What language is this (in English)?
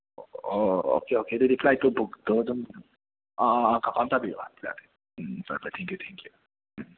Manipuri